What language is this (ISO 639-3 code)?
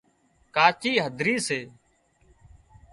kxp